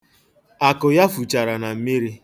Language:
Igbo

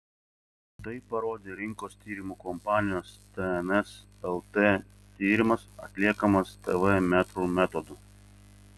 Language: Lithuanian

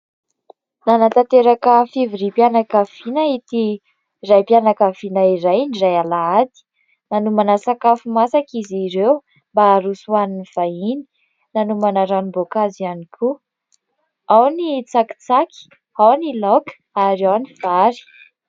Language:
Malagasy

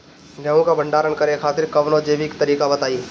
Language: Bhojpuri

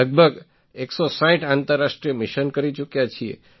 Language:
Gujarati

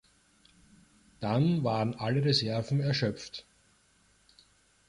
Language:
German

